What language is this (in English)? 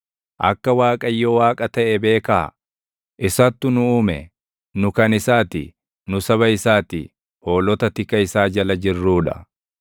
Oromo